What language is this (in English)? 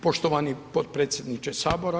Croatian